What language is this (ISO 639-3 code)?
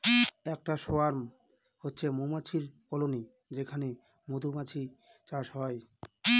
ben